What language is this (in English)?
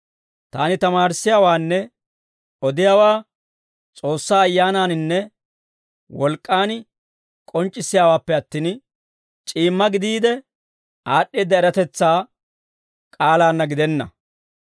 Dawro